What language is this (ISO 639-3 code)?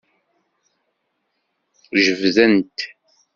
kab